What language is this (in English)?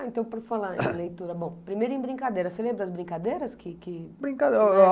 Portuguese